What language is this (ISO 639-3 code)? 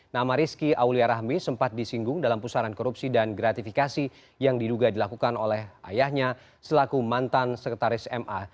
ind